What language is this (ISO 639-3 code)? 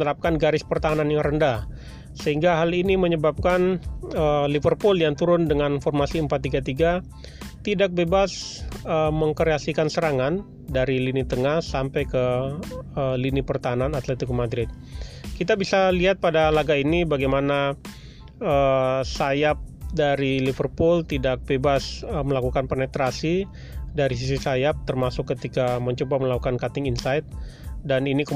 ind